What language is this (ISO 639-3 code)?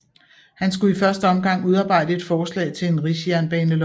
dan